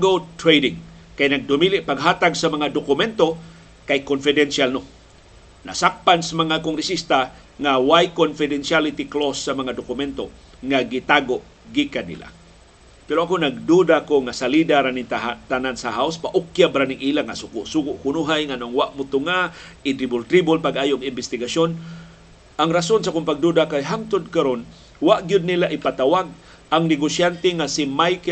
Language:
Filipino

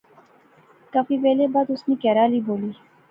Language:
Pahari-Potwari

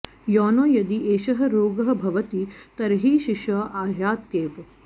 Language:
Sanskrit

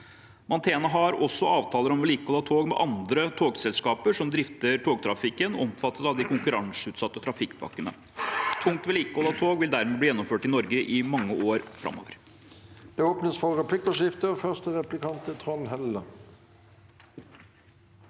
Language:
Norwegian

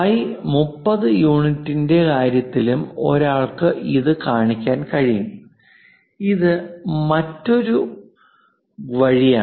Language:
Malayalam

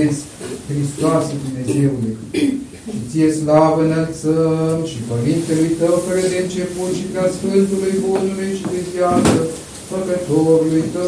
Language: Romanian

